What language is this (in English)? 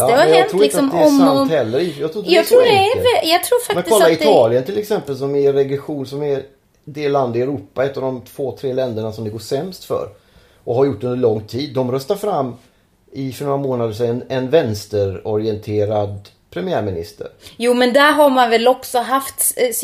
Swedish